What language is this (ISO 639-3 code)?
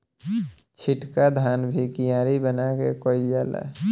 bho